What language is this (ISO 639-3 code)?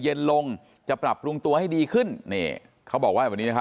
tha